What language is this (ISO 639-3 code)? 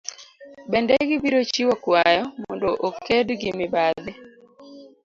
luo